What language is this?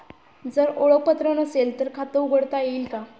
Marathi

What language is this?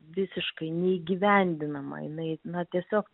Lithuanian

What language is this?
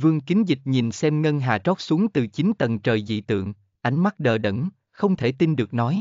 Vietnamese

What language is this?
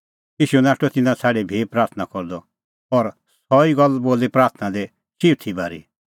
Kullu Pahari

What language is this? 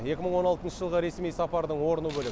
Kazakh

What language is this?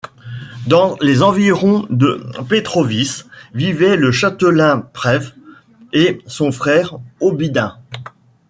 French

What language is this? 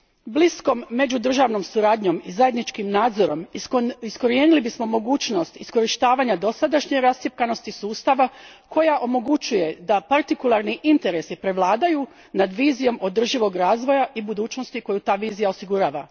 Croatian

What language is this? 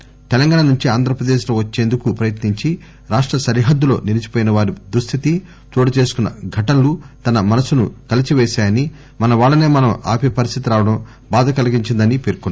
Telugu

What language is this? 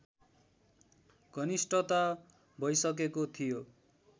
Nepali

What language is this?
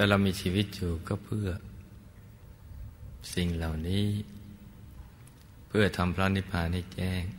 Thai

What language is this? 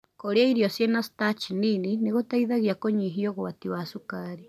Kikuyu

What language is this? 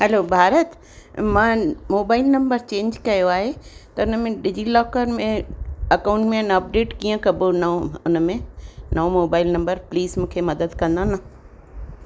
Sindhi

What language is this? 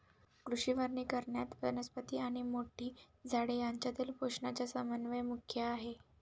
Marathi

